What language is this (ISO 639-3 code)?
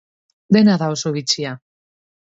eus